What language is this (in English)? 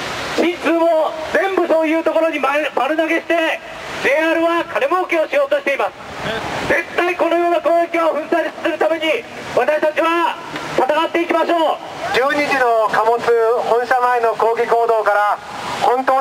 Japanese